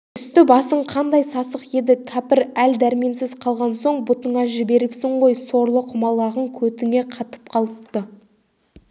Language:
Kazakh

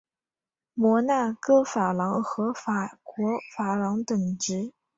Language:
Chinese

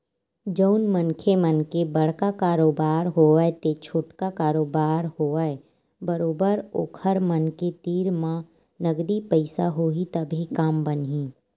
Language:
Chhattisgarhi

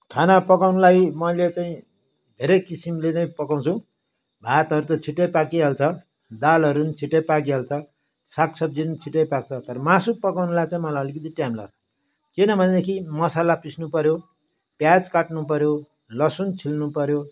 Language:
Nepali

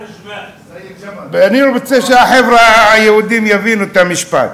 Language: Hebrew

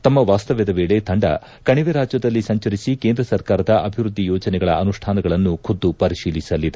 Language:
Kannada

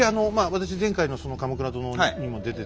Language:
Japanese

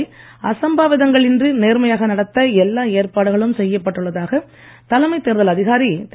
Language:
Tamil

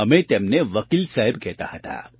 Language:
Gujarati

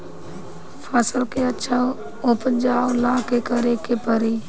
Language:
Bhojpuri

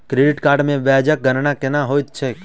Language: Maithili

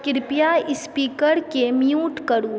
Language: Maithili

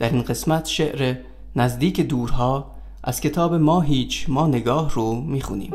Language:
Persian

